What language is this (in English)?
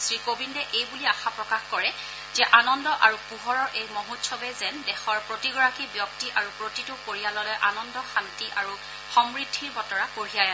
Assamese